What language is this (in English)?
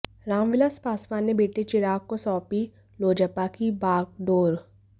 Hindi